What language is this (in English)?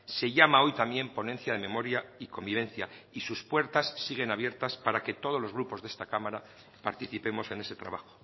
Spanish